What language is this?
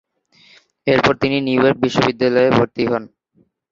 Bangla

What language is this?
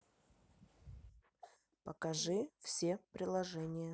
Russian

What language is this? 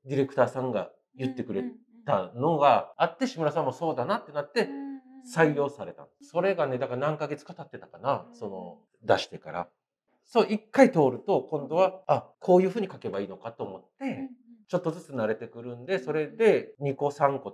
Japanese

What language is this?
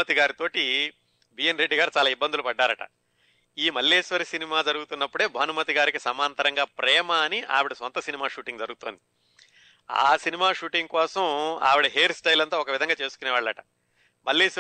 Telugu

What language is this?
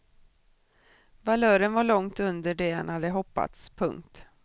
Swedish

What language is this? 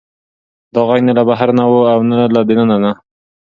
Pashto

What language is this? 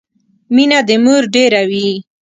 Pashto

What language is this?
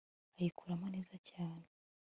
Kinyarwanda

